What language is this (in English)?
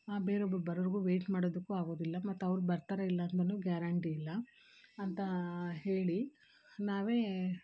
Kannada